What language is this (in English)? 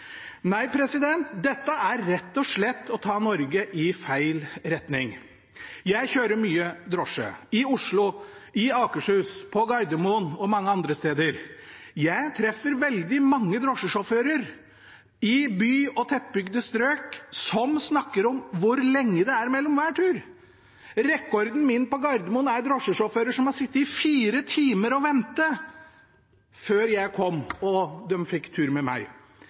Norwegian Bokmål